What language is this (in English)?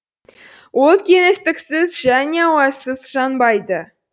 Kazakh